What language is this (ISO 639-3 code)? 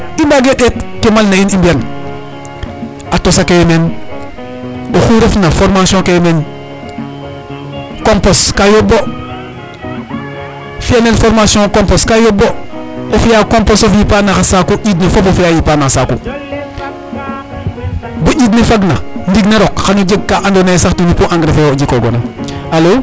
srr